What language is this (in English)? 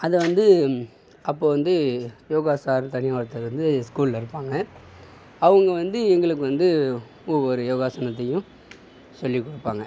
Tamil